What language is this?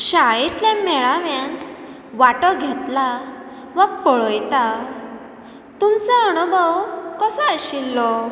Konkani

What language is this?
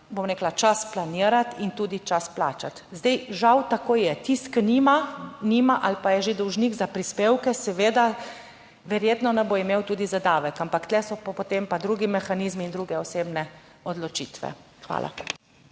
Slovenian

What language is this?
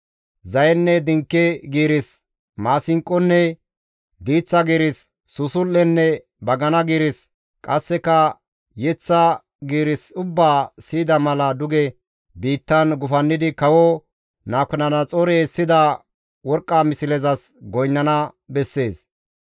Gamo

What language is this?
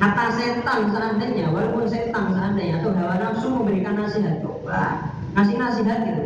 Indonesian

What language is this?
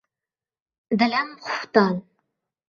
Uzbek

